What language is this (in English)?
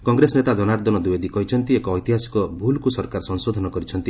Odia